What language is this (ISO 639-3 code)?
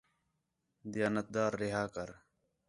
xhe